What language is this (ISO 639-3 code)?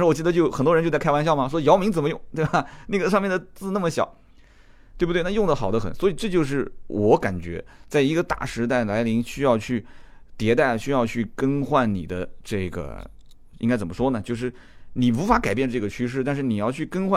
zho